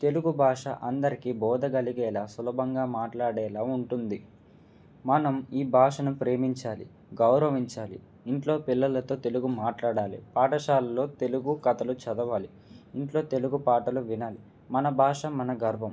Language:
Telugu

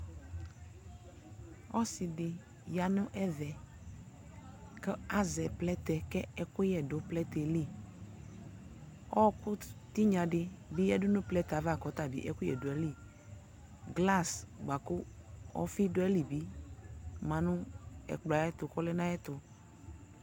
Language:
Ikposo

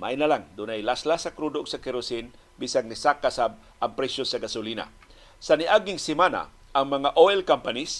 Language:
Filipino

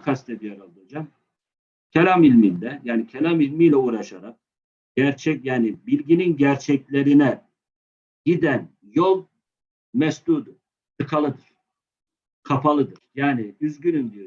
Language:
Turkish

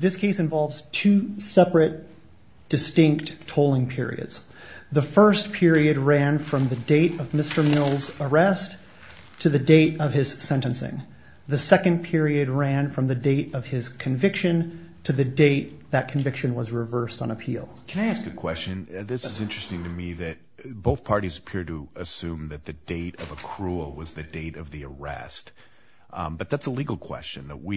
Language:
English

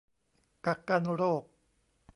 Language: Thai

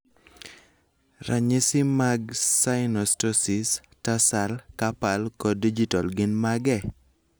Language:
Luo (Kenya and Tanzania)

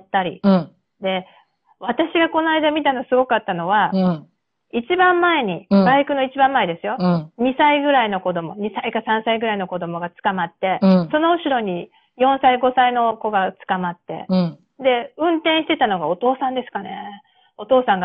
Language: Japanese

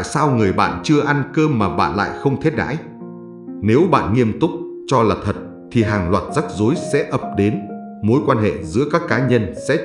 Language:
Vietnamese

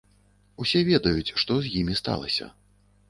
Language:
Belarusian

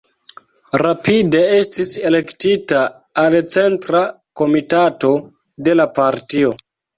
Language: Esperanto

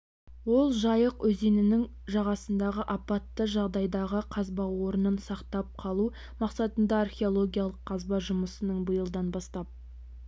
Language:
Kazakh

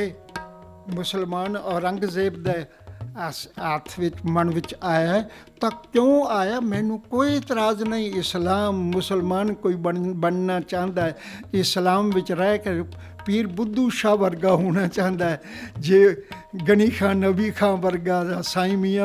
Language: Punjabi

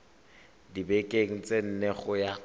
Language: Tswana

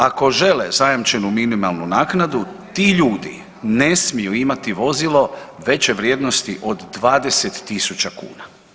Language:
Croatian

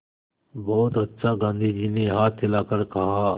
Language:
Hindi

